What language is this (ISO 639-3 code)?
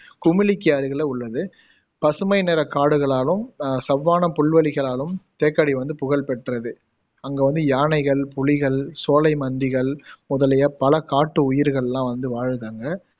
tam